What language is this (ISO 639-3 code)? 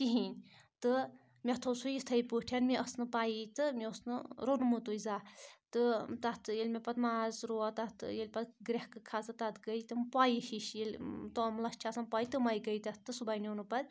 kas